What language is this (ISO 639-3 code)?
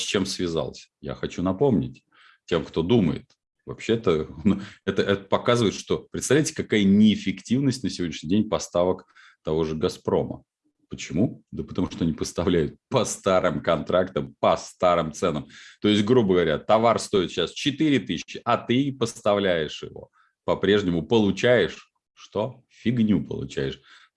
rus